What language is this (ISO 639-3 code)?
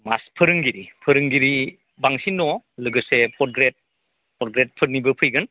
brx